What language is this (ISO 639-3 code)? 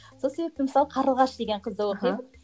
kaz